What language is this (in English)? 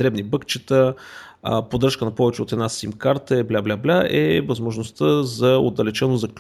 Bulgarian